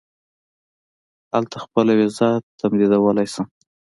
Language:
Pashto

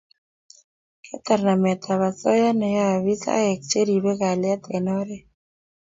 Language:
Kalenjin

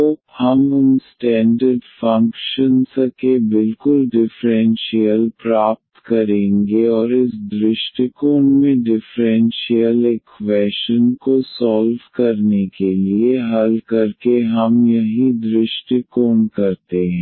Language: Hindi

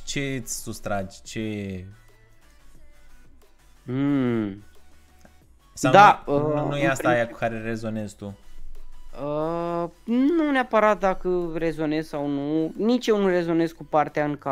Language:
Romanian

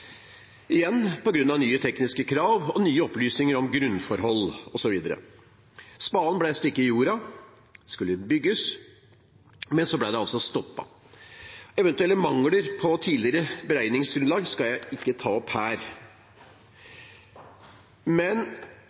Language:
Norwegian Bokmål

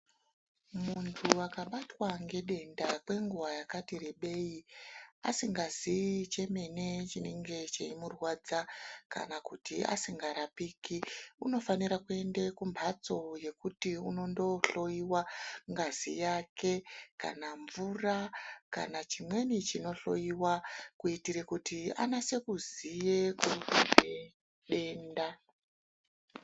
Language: Ndau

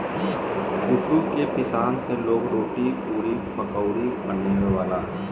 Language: Bhojpuri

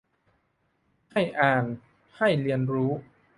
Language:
Thai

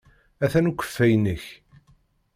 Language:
Kabyle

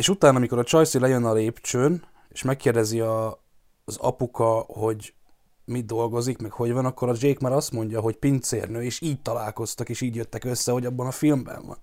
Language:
Hungarian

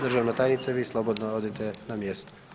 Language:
Croatian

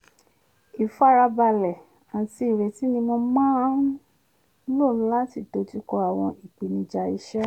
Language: Yoruba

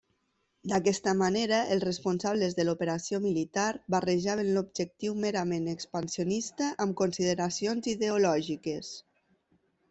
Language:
Catalan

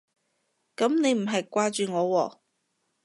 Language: Cantonese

